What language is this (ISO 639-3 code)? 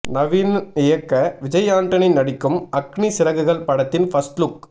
tam